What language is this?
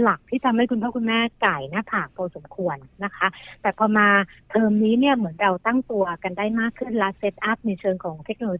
Thai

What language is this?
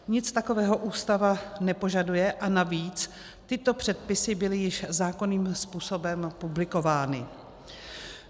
Czech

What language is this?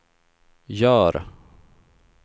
Swedish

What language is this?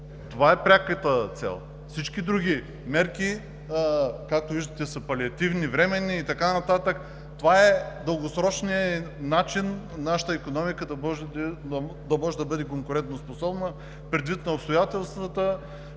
Bulgarian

